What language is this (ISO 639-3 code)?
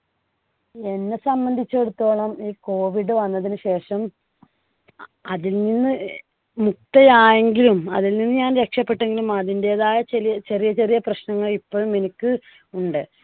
mal